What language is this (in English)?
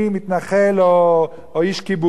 Hebrew